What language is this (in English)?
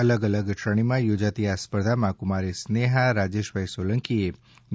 Gujarati